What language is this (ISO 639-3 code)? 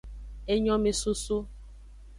ajg